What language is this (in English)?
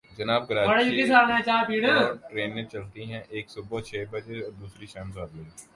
Urdu